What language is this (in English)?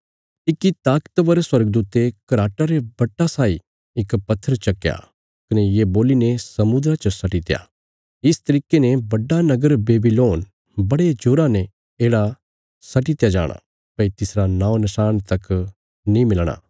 Bilaspuri